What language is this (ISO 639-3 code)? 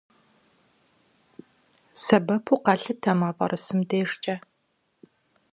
kbd